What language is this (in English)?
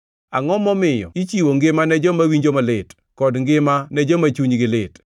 Luo (Kenya and Tanzania)